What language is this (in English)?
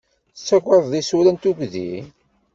Kabyle